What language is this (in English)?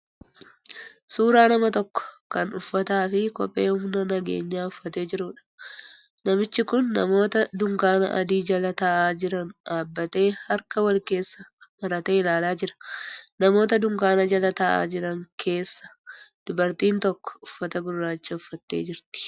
Oromo